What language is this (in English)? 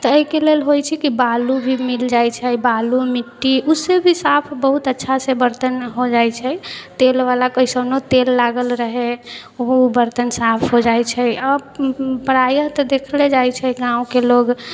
Maithili